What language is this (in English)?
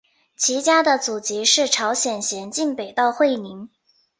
Chinese